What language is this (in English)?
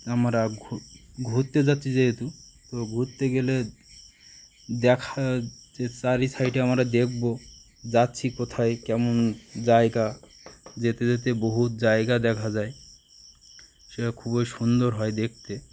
Bangla